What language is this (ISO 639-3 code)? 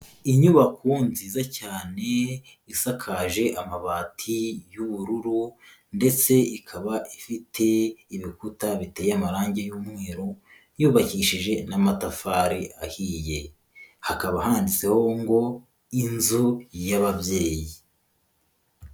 kin